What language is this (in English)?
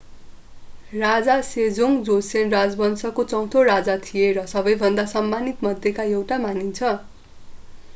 Nepali